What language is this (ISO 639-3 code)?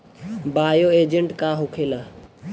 bho